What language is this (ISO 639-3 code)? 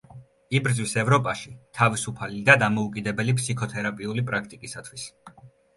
kat